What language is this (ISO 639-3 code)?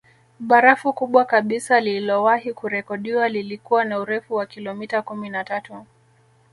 swa